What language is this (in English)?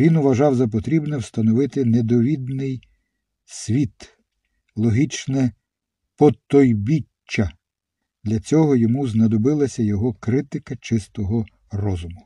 Ukrainian